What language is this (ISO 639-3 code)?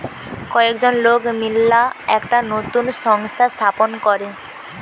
ben